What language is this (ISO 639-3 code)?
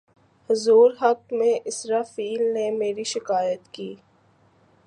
urd